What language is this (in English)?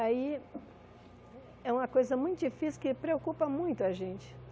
Portuguese